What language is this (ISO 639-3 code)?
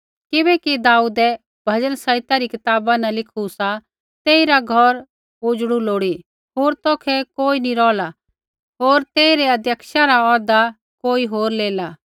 kfx